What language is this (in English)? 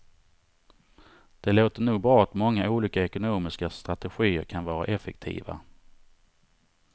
Swedish